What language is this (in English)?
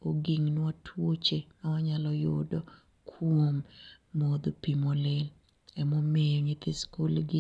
Luo (Kenya and Tanzania)